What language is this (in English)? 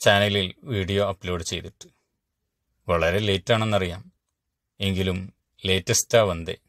Malayalam